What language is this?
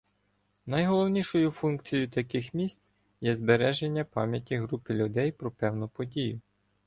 Ukrainian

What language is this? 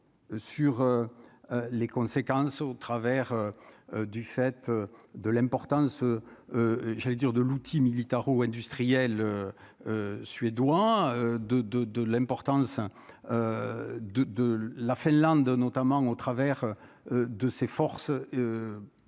French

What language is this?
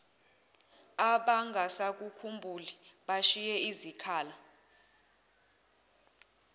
Zulu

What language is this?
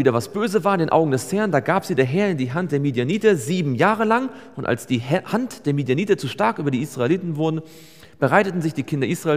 German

